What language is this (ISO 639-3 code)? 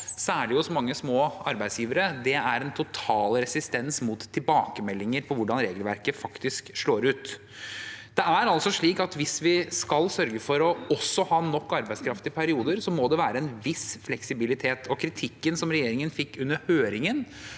nor